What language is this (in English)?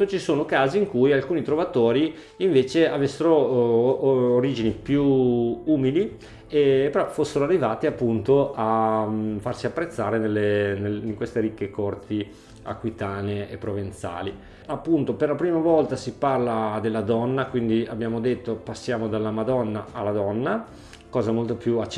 Italian